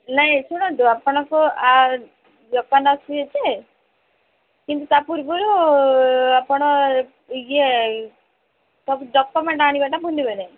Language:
Odia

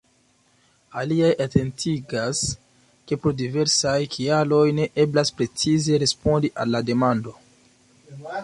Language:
Esperanto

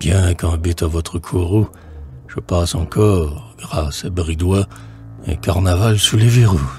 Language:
French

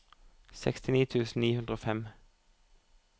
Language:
Norwegian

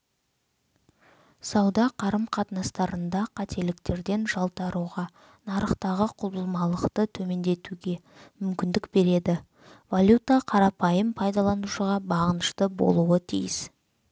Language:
Kazakh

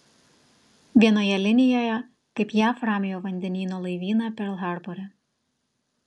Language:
Lithuanian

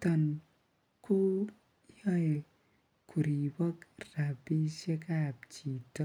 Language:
Kalenjin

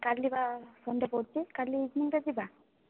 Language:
Odia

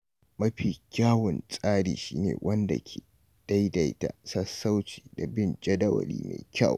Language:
Hausa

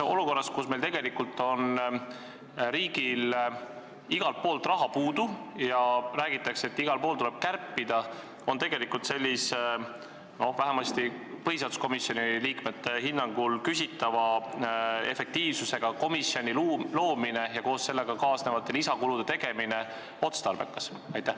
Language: Estonian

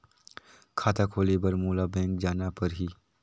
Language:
Chhattisgarhi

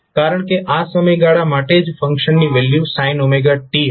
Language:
Gujarati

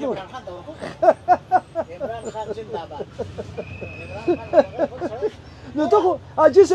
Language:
Arabic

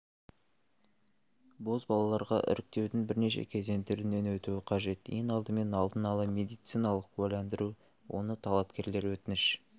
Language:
Kazakh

